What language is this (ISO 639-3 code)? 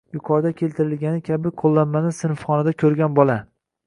uzb